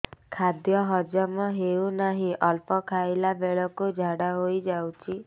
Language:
Odia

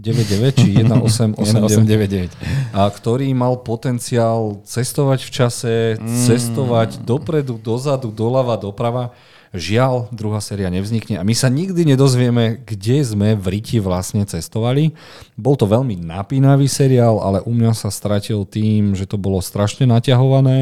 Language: Slovak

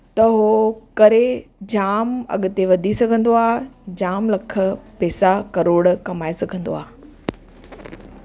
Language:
Sindhi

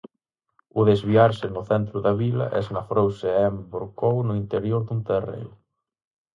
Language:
Galician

